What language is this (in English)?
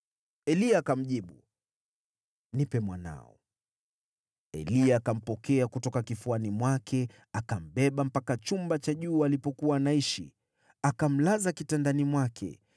Swahili